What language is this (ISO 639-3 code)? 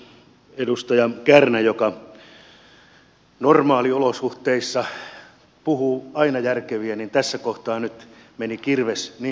fin